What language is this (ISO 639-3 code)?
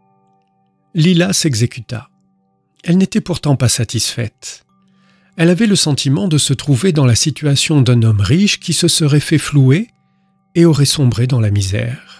fra